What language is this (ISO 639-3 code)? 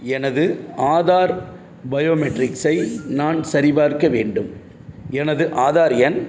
tam